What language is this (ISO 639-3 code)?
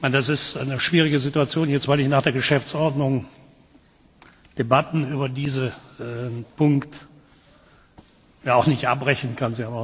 deu